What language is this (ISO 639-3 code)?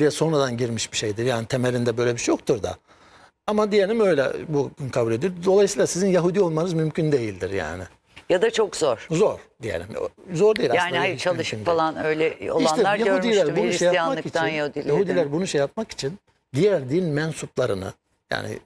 tur